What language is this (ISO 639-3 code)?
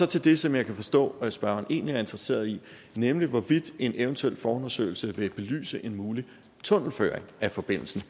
dan